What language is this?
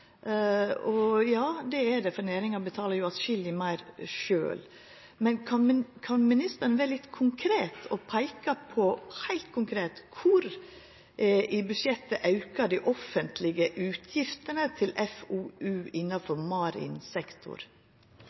Norwegian Nynorsk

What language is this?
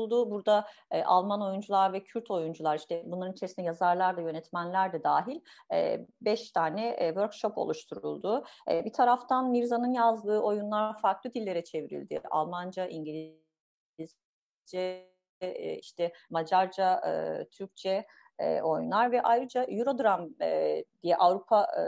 Turkish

